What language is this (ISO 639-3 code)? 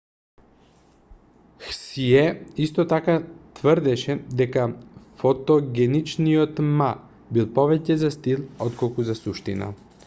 mkd